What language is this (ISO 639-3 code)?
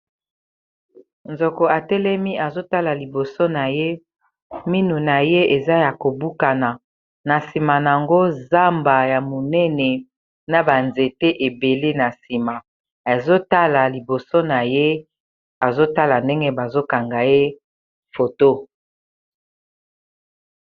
lin